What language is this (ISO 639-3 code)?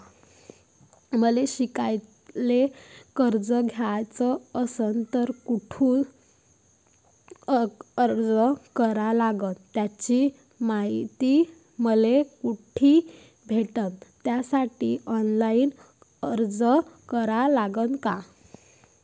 mar